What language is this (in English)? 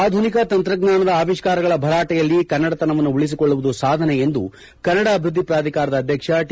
Kannada